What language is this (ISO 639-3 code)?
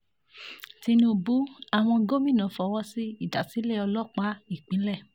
yor